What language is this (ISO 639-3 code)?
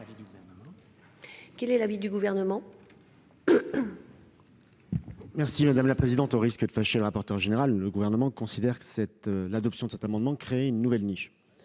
fra